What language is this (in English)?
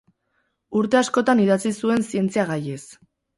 Basque